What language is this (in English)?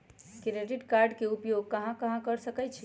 Magahi